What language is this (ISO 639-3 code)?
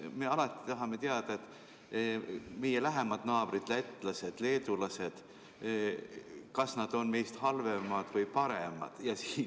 est